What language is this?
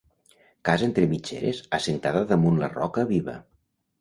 Catalan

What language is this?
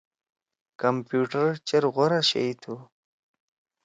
Torwali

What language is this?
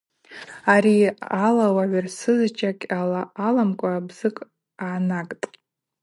Abaza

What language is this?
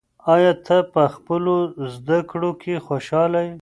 Pashto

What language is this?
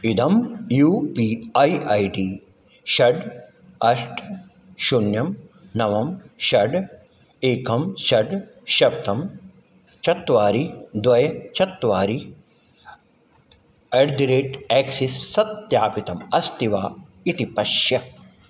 Sanskrit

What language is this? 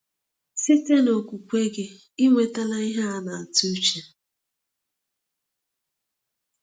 Igbo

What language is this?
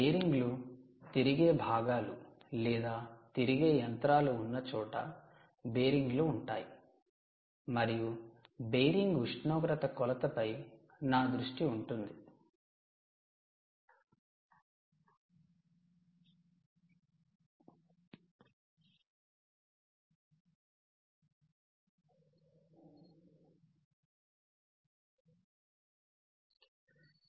Telugu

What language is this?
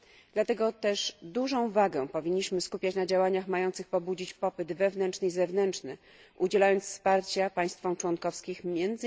Polish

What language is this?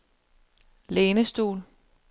Danish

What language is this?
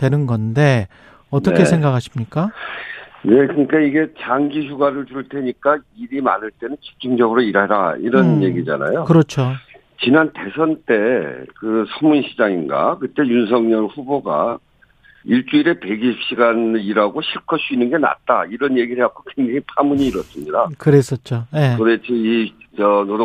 Korean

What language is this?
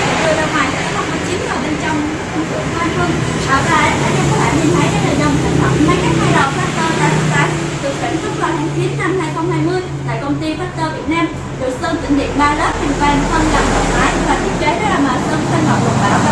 Vietnamese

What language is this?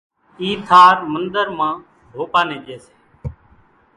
Kachi Koli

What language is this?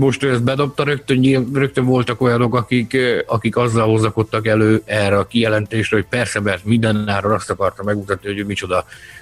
Hungarian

